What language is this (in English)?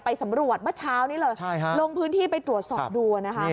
Thai